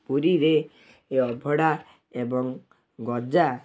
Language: Odia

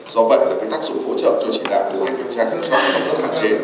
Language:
Vietnamese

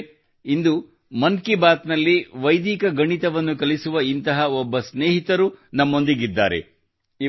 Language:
Kannada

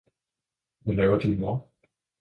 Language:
Danish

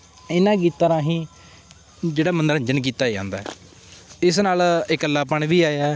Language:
Punjabi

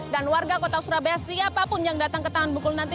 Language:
Indonesian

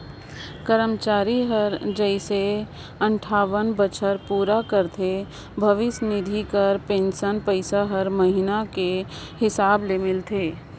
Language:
Chhattisgarhi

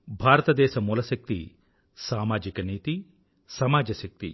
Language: Telugu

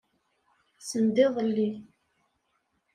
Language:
Kabyle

